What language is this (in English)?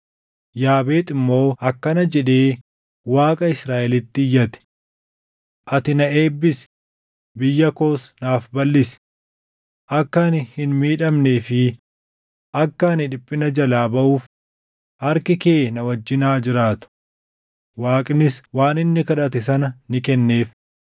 Oromo